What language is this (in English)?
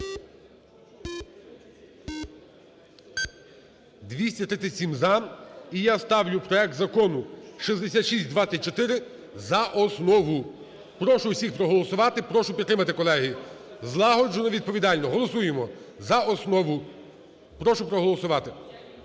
Ukrainian